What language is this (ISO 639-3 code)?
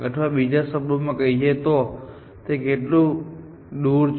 guj